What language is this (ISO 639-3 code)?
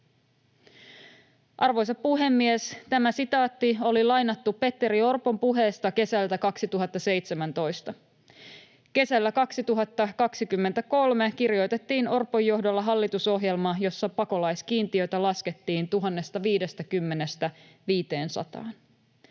fin